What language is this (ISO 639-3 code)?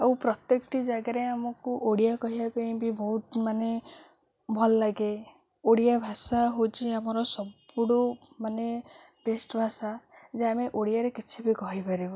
ori